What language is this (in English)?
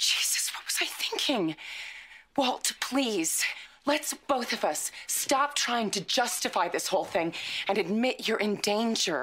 Greek